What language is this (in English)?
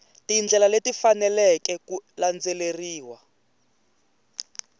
Tsonga